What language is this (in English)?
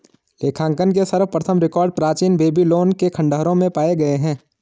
Hindi